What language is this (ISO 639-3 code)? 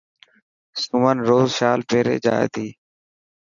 mki